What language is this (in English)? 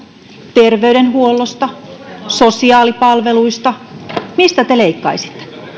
Finnish